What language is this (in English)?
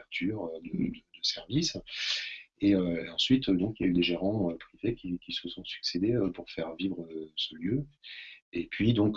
French